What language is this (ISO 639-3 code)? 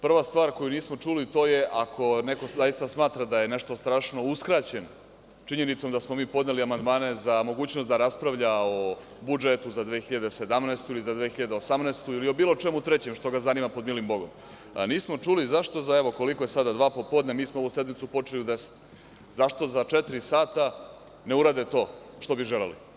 srp